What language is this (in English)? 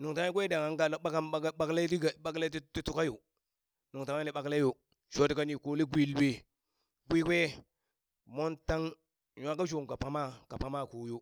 Burak